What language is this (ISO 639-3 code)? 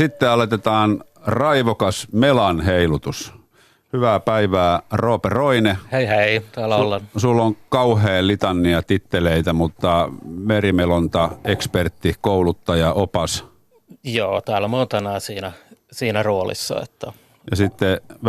fin